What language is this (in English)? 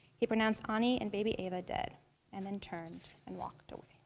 English